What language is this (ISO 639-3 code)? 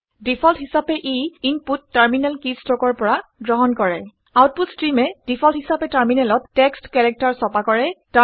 asm